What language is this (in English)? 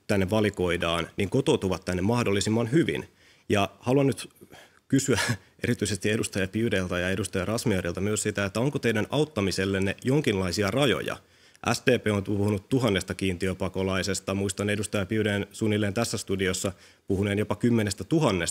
Finnish